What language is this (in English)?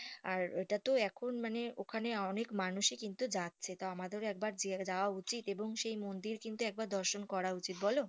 Bangla